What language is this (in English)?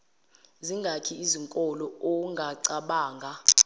Zulu